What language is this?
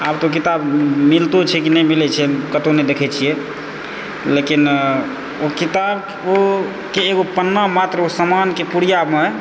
Maithili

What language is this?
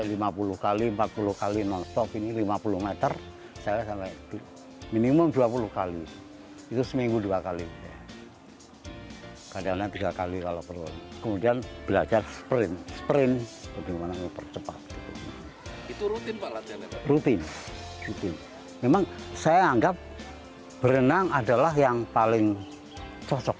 Indonesian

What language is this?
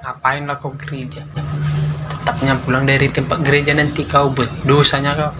Indonesian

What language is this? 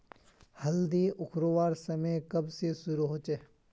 Magahi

